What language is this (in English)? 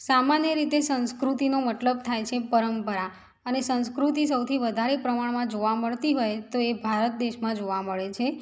Gujarati